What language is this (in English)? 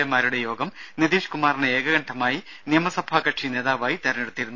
Malayalam